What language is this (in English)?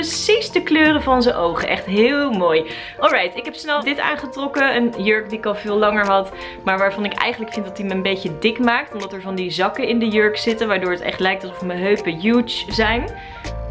Dutch